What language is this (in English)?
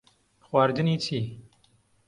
Central Kurdish